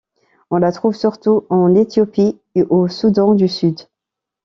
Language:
French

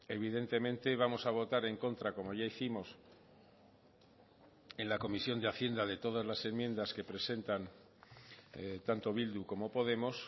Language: Spanish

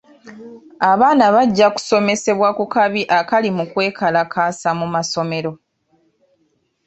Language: Ganda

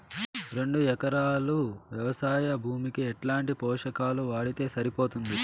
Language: Telugu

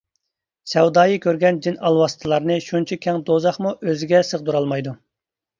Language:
Uyghur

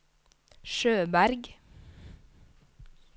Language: Norwegian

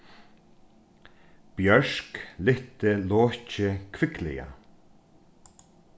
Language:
Faroese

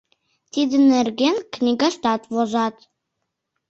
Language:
Mari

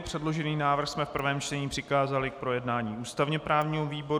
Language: Czech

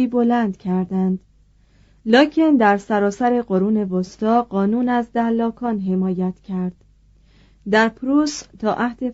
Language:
Persian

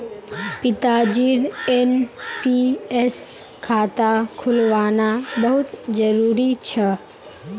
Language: Magahi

